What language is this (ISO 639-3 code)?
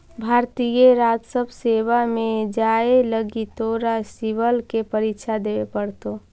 mag